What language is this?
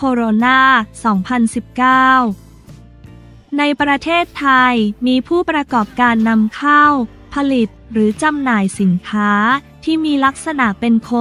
Thai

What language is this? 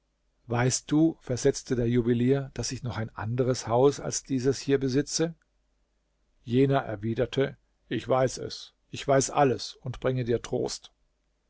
German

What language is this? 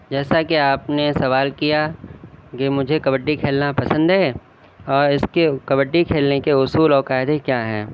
Urdu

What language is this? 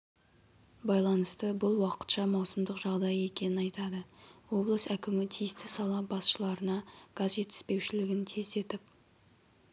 Kazakh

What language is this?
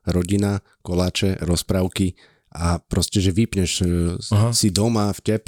Slovak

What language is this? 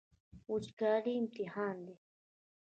Pashto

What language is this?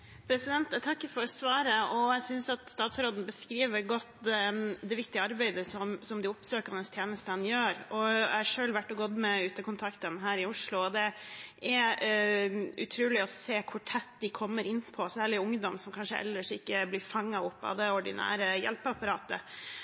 Norwegian Bokmål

